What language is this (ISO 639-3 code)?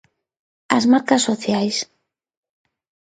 glg